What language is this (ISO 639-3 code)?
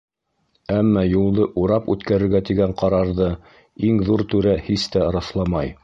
bak